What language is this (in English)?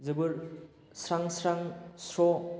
Bodo